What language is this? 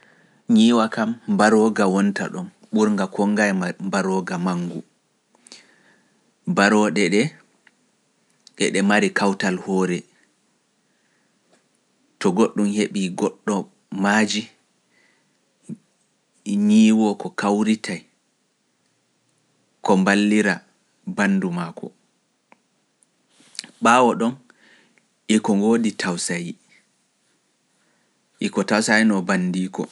Pular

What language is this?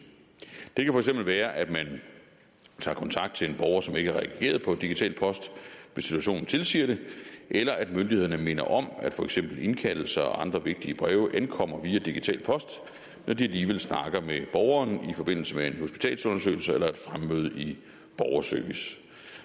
Danish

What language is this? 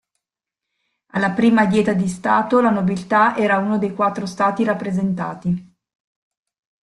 Italian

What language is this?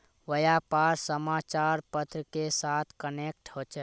Magahi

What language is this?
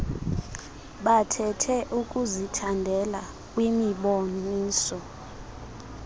Xhosa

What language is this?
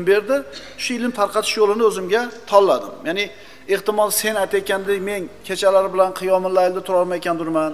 Turkish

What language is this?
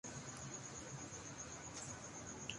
Urdu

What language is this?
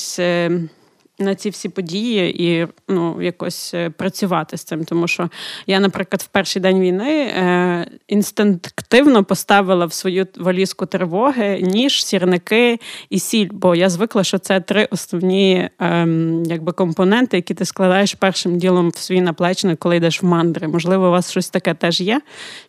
Ukrainian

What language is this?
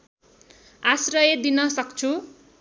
Nepali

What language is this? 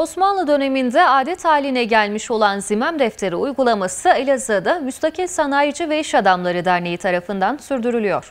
Turkish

